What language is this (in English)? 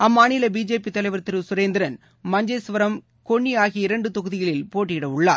Tamil